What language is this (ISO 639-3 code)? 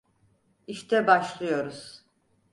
tur